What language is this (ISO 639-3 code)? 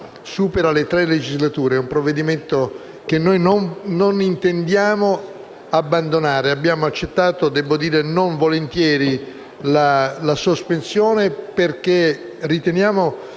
ita